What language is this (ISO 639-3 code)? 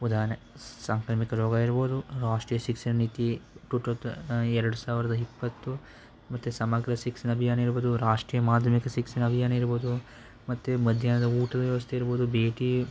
kan